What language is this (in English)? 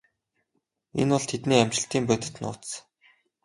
Mongolian